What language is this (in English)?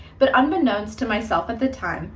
English